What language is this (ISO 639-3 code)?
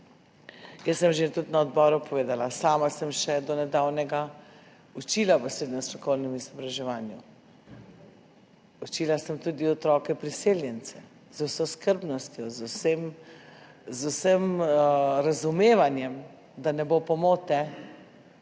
slv